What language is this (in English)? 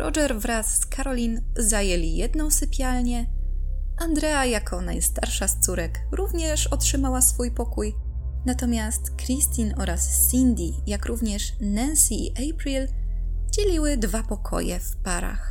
Polish